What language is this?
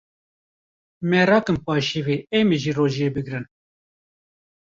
Kurdish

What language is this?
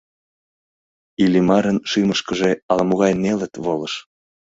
Mari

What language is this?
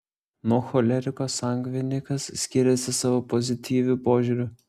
Lithuanian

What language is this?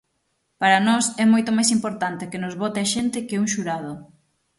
Galician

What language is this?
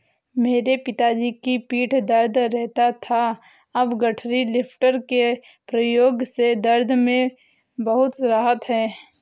Hindi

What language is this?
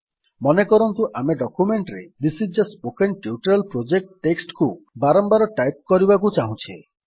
Odia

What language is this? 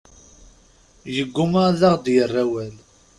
Kabyle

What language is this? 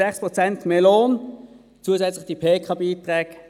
Swiss German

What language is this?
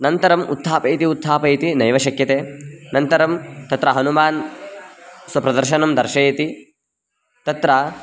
Sanskrit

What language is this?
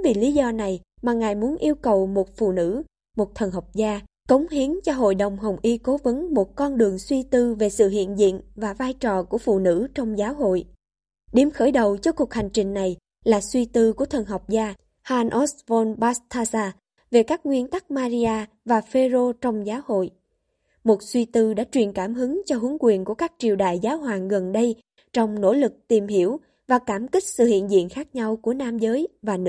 Vietnamese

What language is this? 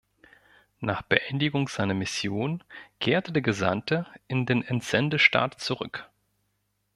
German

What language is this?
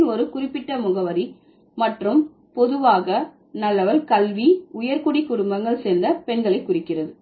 Tamil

